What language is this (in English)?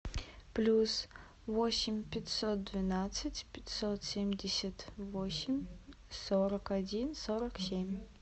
Russian